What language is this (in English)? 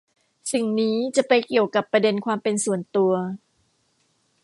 Thai